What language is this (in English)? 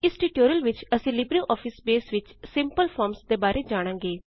Punjabi